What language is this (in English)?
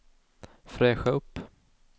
Swedish